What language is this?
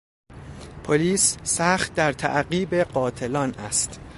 Persian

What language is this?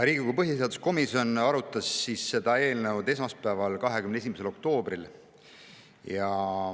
Estonian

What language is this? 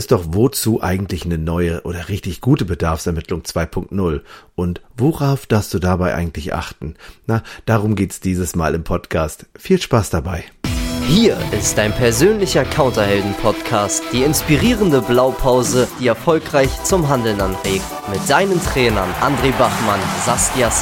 German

